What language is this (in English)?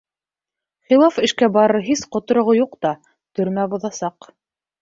Bashkir